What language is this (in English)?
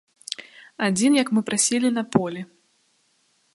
Belarusian